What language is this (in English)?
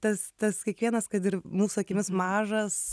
Lithuanian